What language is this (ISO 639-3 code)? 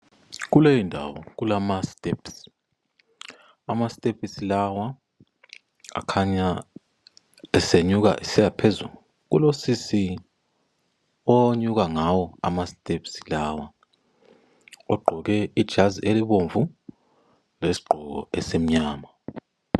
nde